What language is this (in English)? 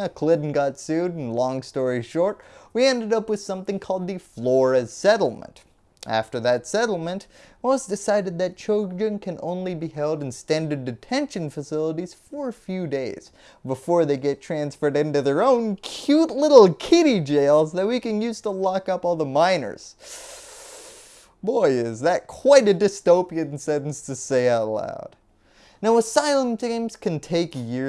English